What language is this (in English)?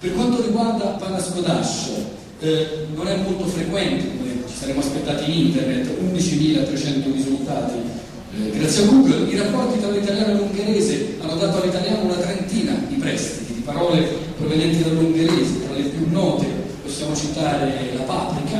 Italian